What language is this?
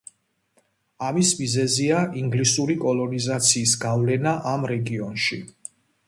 Georgian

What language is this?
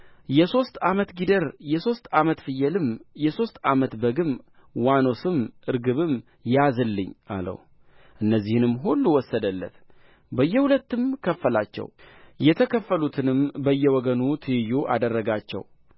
Amharic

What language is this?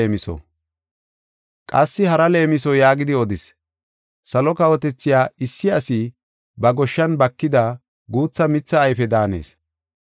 Gofa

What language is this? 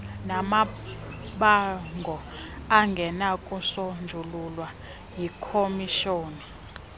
Xhosa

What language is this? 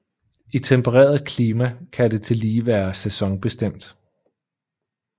Danish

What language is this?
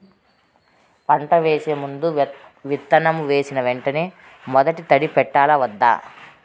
Telugu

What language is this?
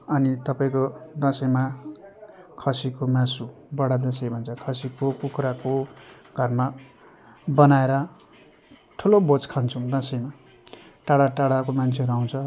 Nepali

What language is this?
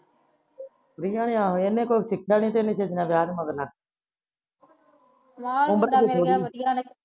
Punjabi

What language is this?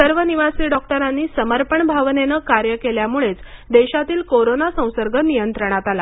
Marathi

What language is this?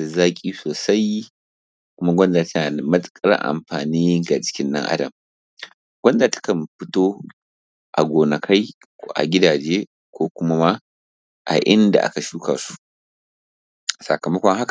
Hausa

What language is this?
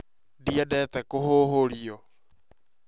Kikuyu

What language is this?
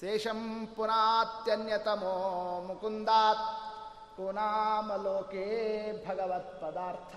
Kannada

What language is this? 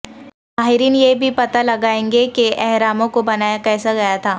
Urdu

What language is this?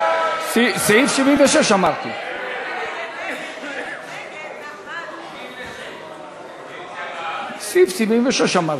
Hebrew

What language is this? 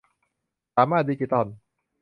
Thai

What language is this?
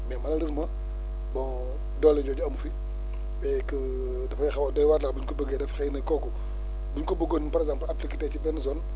Wolof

